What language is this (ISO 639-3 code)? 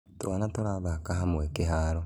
kik